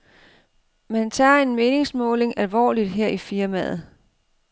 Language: Danish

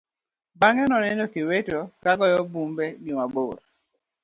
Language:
Luo (Kenya and Tanzania)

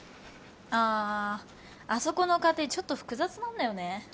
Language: Japanese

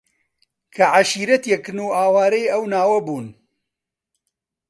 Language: Central Kurdish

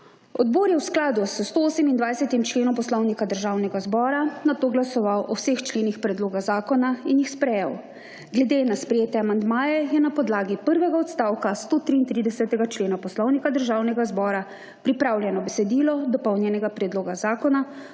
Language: Slovenian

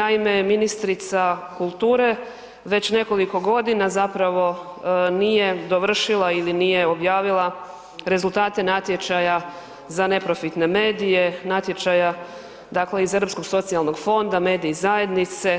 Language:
Croatian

